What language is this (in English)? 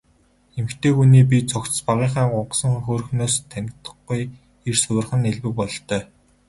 Mongolian